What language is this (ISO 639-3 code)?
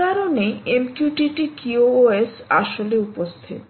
ben